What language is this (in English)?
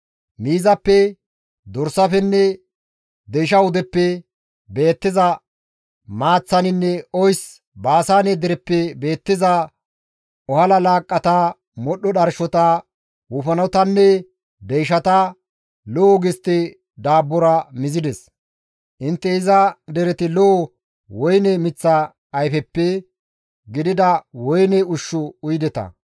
Gamo